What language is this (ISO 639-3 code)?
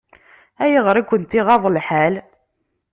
kab